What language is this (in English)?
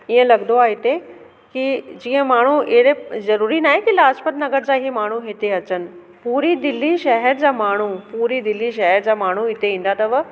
Sindhi